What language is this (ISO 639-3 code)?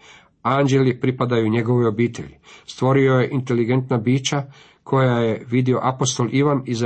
hrv